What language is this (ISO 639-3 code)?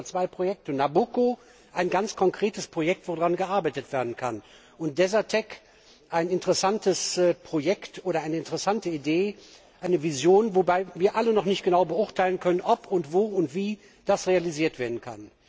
deu